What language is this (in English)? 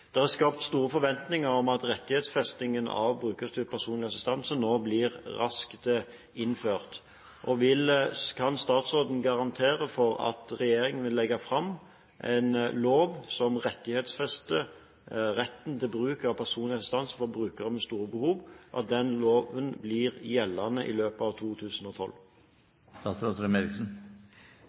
Norwegian Bokmål